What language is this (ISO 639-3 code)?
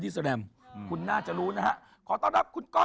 tha